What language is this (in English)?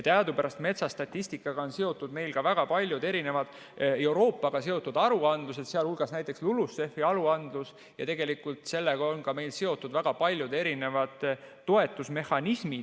Estonian